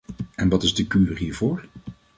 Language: Dutch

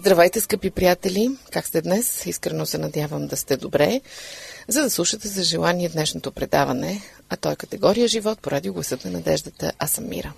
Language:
Bulgarian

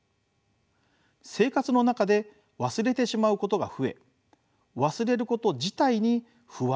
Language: Japanese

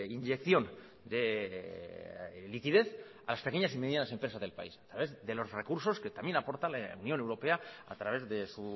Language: Spanish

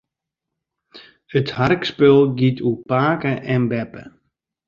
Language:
Western Frisian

